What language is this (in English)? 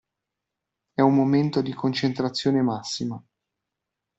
Italian